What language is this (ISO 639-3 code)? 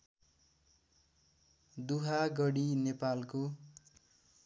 nep